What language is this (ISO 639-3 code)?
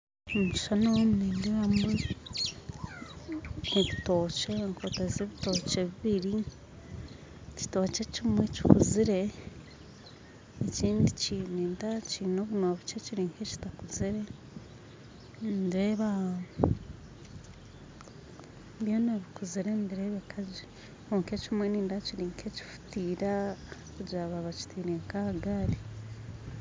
nyn